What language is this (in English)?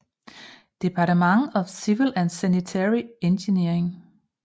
Danish